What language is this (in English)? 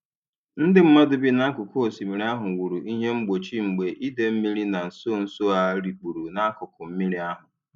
Igbo